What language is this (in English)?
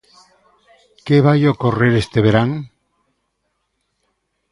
Galician